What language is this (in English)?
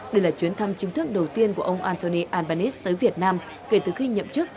Vietnamese